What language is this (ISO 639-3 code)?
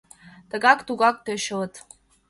chm